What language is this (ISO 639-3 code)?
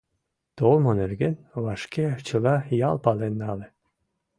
chm